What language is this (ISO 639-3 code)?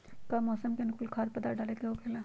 mag